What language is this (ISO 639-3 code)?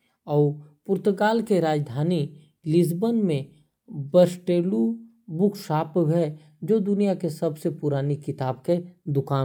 kfp